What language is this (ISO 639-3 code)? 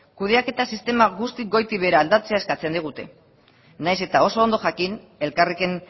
eus